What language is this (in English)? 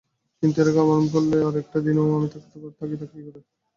Bangla